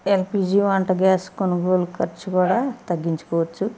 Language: Telugu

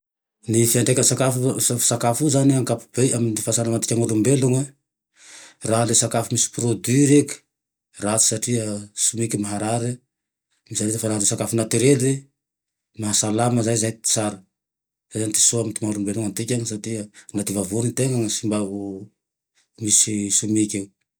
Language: Tandroy-Mahafaly Malagasy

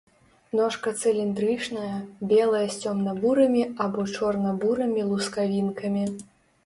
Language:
Belarusian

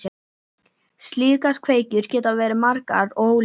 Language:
Icelandic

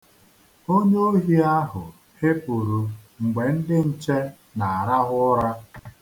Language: Igbo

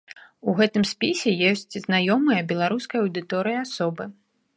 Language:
Belarusian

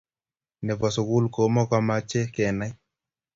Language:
Kalenjin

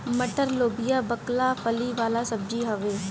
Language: Bhojpuri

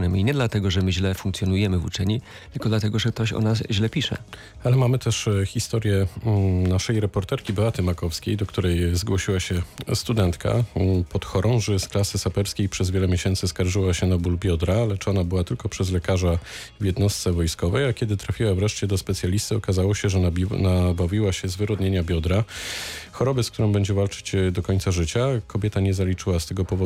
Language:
Polish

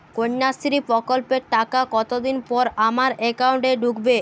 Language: Bangla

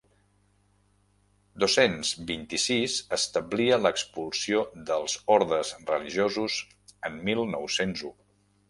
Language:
Catalan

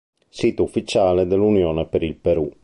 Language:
Italian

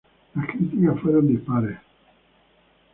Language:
Spanish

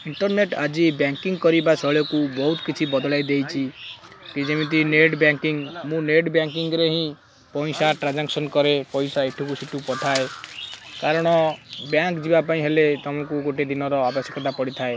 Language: Odia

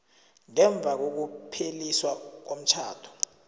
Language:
South Ndebele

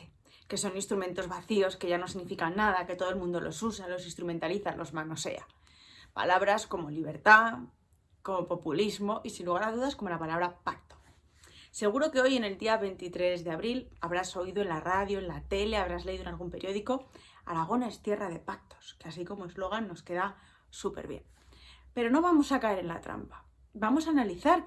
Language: Spanish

